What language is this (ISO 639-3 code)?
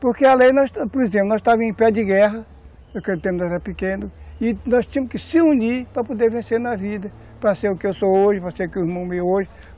por